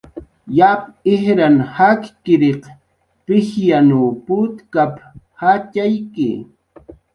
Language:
Jaqaru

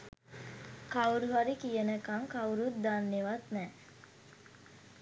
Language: Sinhala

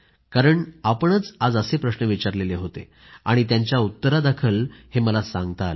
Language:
Marathi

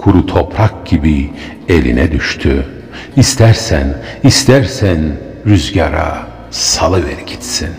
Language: Turkish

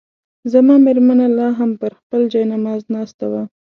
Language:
Pashto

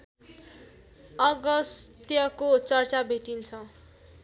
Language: Nepali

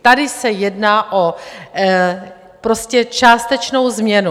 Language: Czech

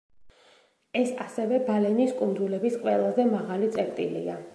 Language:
Georgian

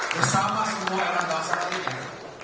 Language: Indonesian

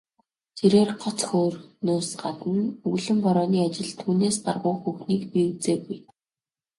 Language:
Mongolian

